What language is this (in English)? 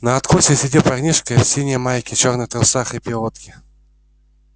Russian